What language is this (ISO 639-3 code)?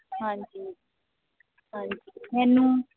pan